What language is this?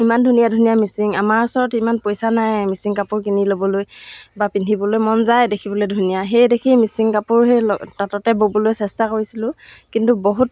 Assamese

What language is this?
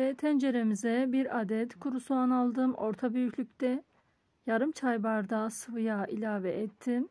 Turkish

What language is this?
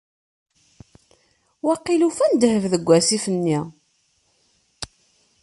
Kabyle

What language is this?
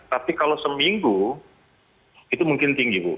Indonesian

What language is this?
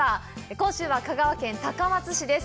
Japanese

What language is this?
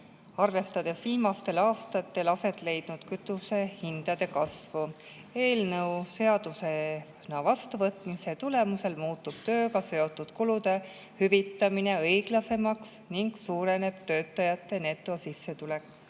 Estonian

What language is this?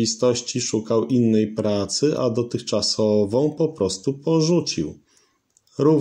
Polish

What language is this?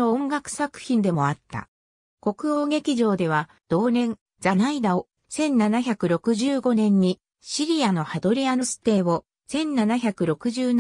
Japanese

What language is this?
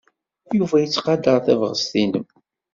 Kabyle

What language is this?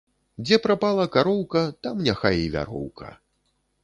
Belarusian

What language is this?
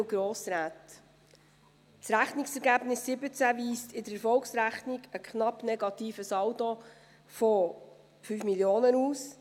Swiss German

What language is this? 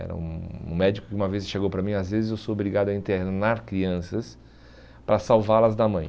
Portuguese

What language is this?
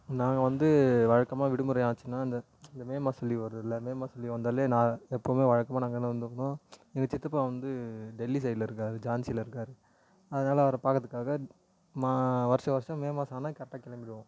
Tamil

